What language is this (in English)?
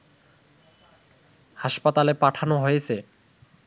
Bangla